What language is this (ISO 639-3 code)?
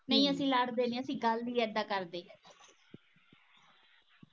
pan